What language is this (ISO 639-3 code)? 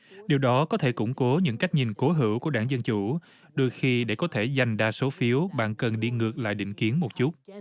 vie